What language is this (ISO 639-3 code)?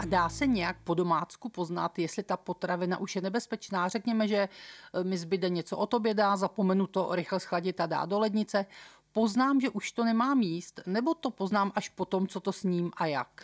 ces